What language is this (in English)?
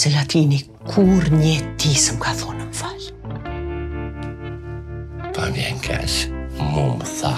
Romanian